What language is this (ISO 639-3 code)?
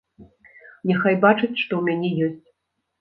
bel